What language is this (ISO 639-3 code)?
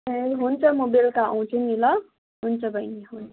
nep